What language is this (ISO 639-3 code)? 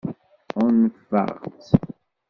kab